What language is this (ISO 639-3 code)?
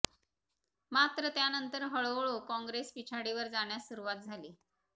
mar